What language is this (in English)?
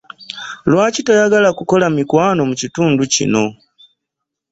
Ganda